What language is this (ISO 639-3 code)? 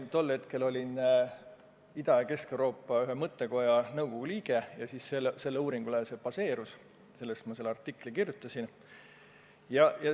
est